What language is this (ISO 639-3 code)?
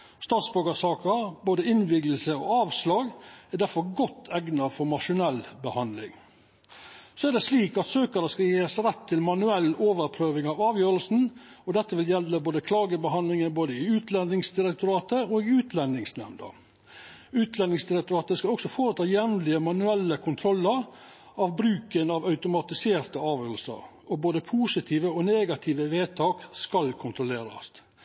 nno